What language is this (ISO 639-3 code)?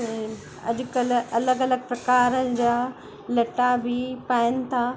snd